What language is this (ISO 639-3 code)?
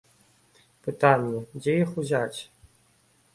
bel